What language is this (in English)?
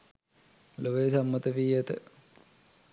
Sinhala